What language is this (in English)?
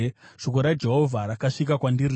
Shona